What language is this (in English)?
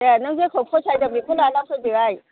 Bodo